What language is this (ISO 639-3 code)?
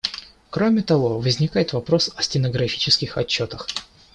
rus